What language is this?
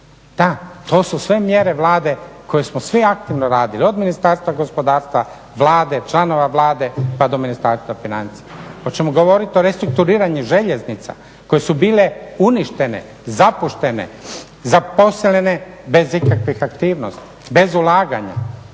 Croatian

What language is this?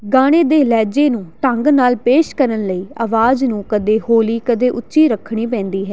Punjabi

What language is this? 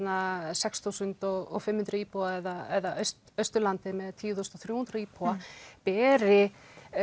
Icelandic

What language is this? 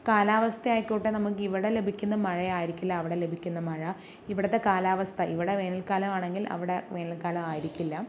Malayalam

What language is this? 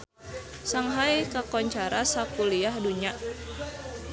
Sundanese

